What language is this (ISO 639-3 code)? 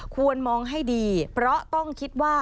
tha